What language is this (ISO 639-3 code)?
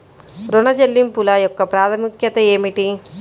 tel